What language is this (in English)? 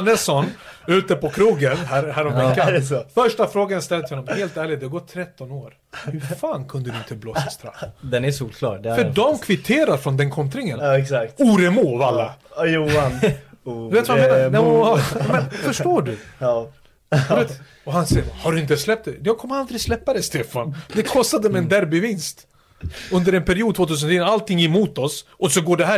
Swedish